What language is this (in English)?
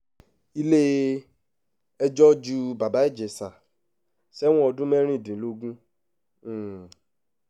Yoruba